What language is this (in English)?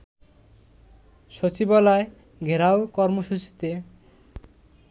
Bangla